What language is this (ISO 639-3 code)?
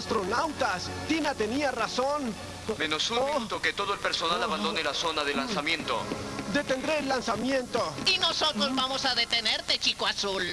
spa